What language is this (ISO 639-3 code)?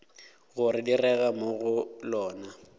nso